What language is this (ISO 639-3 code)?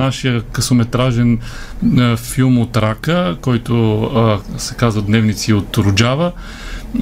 bul